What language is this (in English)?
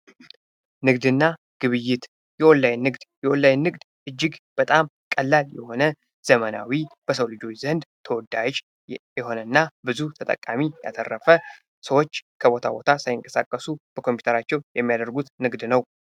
Amharic